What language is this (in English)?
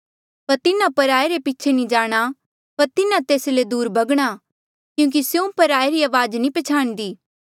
Mandeali